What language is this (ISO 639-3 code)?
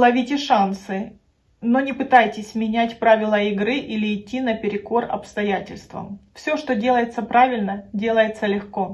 rus